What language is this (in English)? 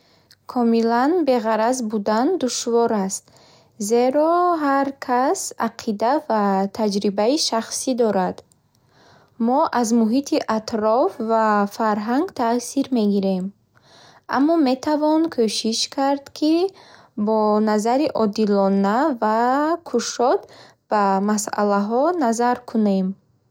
Bukharic